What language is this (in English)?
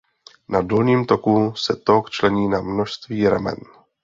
Czech